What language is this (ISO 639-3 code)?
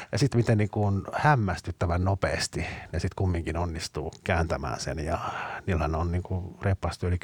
fin